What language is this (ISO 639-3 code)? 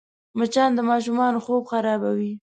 pus